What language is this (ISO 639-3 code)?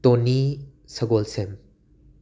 mni